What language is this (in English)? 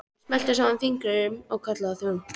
Icelandic